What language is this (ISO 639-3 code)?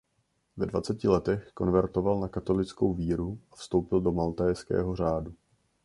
ces